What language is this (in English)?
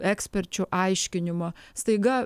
Lithuanian